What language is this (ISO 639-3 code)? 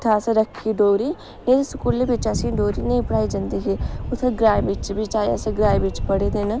doi